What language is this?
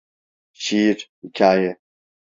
Turkish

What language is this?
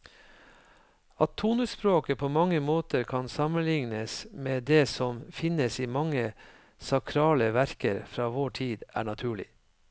Norwegian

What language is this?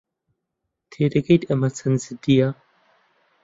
Central Kurdish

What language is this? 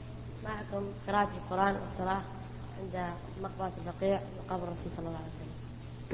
Arabic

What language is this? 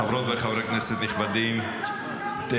Hebrew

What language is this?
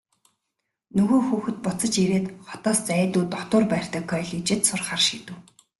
Mongolian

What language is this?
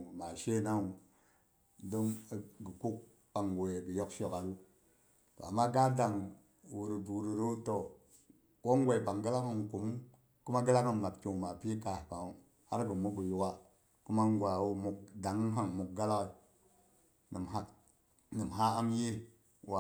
Boghom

